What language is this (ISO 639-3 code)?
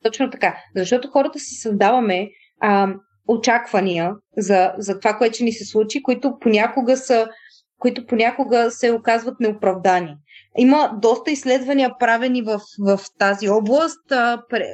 bul